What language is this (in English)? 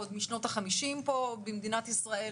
Hebrew